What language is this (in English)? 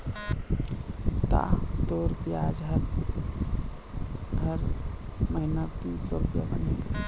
Chhattisgarhi